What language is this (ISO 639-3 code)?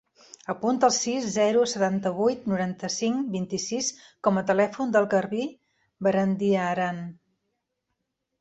cat